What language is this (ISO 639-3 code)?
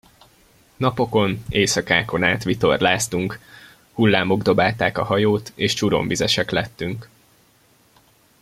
hun